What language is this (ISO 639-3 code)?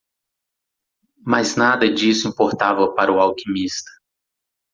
por